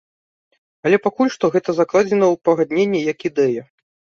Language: Belarusian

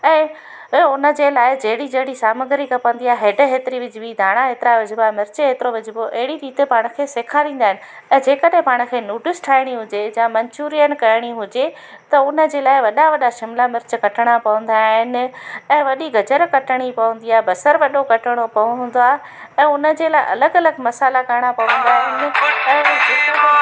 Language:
Sindhi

